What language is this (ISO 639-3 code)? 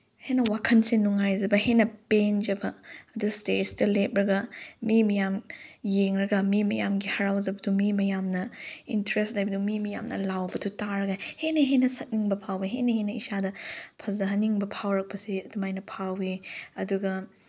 mni